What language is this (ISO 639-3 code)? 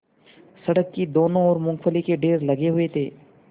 hin